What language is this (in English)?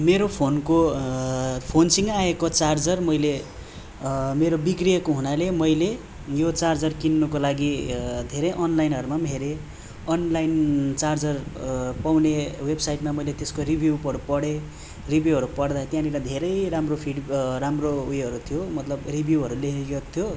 Nepali